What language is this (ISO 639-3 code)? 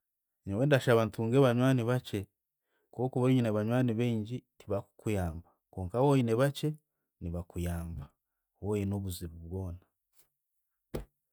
cgg